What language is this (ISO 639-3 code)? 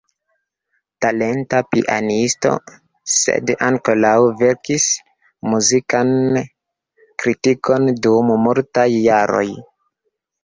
epo